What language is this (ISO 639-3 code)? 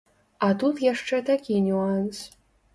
bel